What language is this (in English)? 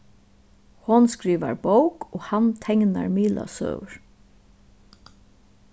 Faroese